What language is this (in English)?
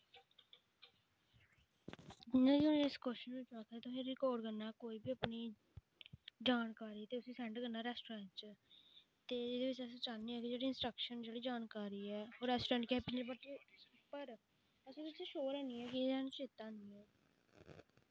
Dogri